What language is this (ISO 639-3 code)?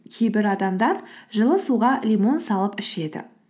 kaz